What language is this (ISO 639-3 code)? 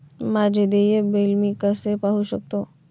mar